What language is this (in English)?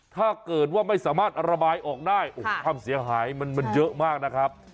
Thai